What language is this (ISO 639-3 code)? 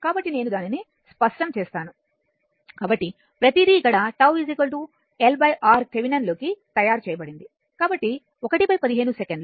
tel